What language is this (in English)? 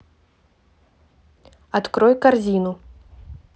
Russian